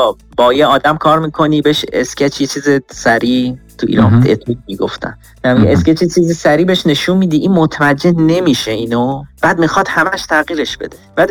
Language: Persian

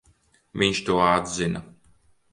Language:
Latvian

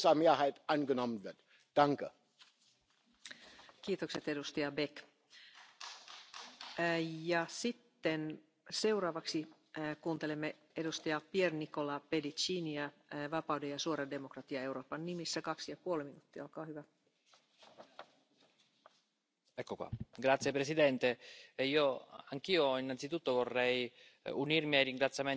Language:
French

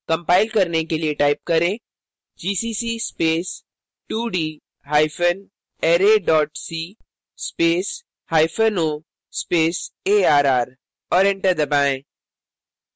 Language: Hindi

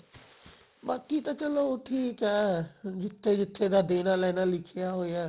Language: Punjabi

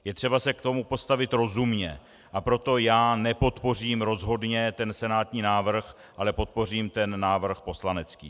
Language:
Czech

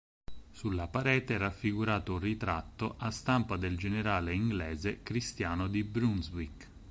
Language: Italian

